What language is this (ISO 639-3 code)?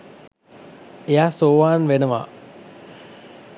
sin